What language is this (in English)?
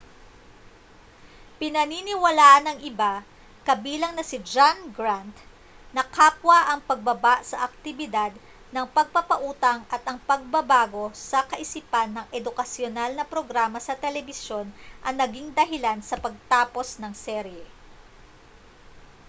Filipino